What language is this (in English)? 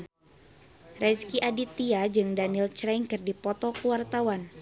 Sundanese